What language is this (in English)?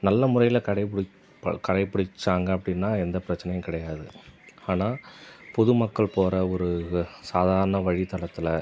Tamil